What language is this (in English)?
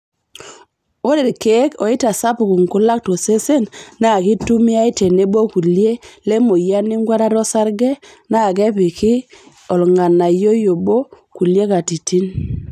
Masai